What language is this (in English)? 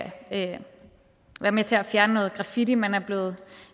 Danish